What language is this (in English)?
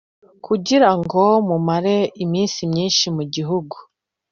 Kinyarwanda